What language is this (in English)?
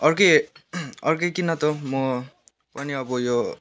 Nepali